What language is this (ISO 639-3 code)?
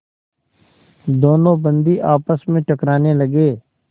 hin